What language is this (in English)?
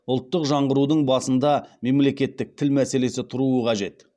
Kazakh